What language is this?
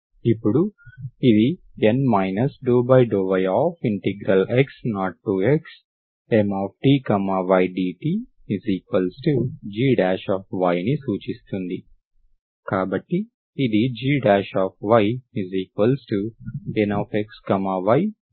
Telugu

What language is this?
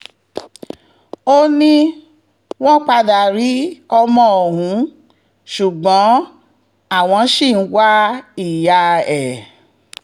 Yoruba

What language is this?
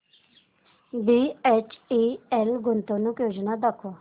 Marathi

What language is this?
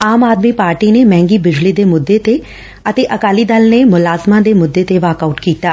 Punjabi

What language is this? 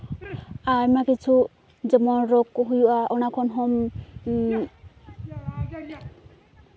Santali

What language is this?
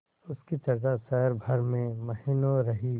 Hindi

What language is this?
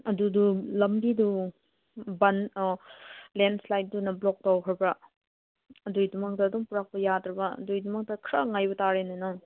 Manipuri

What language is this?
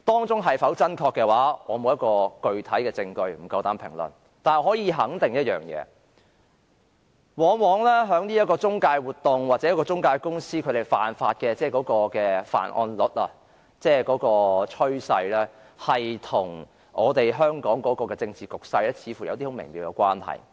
Cantonese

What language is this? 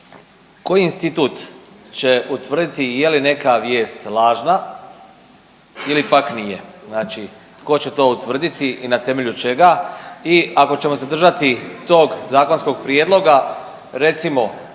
Croatian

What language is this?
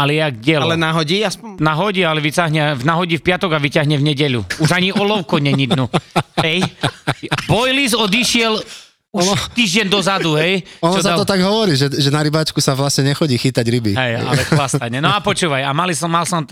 Slovak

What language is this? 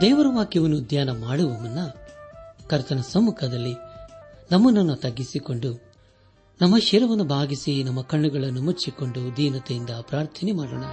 Kannada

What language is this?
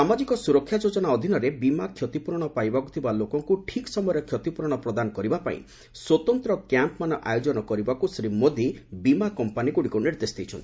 Odia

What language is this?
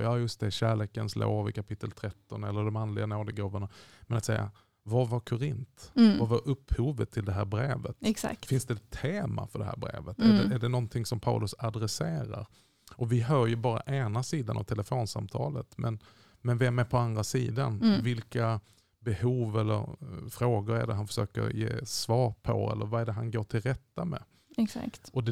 Swedish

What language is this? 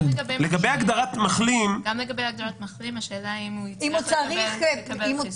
Hebrew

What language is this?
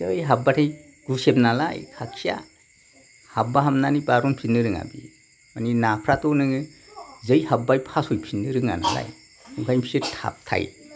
Bodo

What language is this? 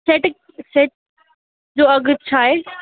Sindhi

